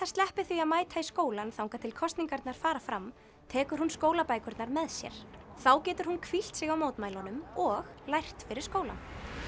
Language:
Icelandic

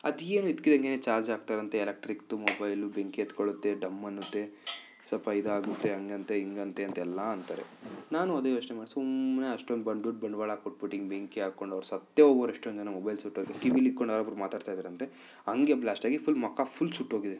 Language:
Kannada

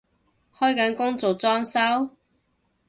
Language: Cantonese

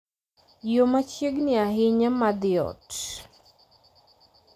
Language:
Luo (Kenya and Tanzania)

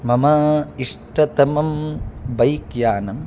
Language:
Sanskrit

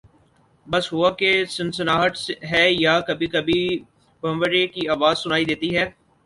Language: Urdu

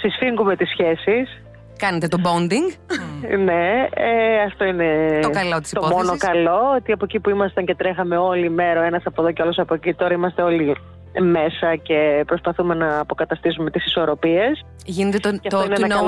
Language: Greek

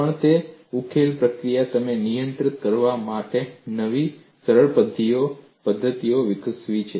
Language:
Gujarati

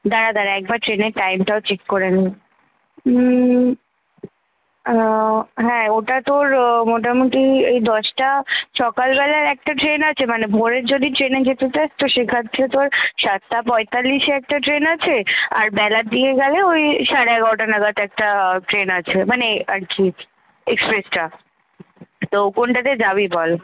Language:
Bangla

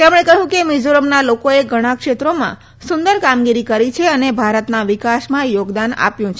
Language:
Gujarati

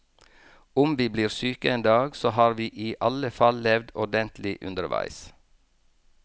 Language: Norwegian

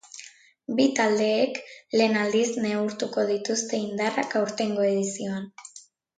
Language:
Basque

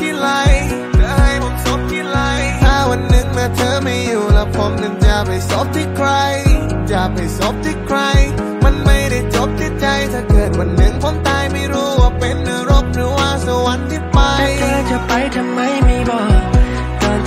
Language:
Thai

